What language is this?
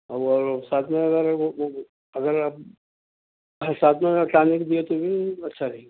Urdu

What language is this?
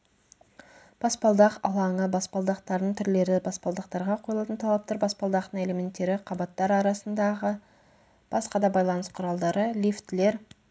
Kazakh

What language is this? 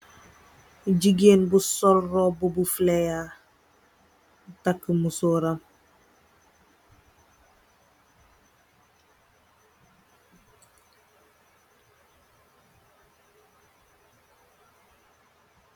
Wolof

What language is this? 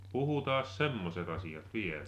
Finnish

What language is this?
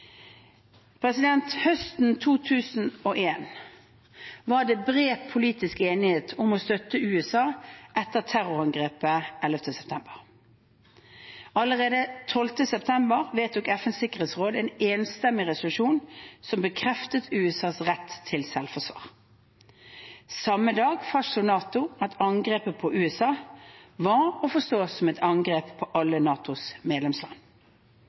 Norwegian Bokmål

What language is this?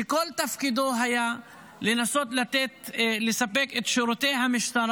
Hebrew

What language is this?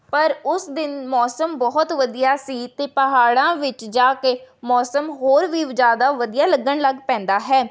Punjabi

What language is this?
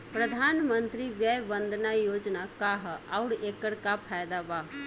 Bhojpuri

